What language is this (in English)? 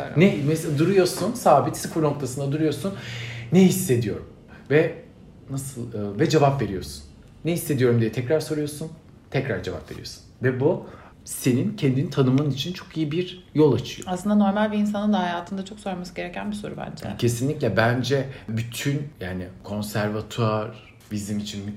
Turkish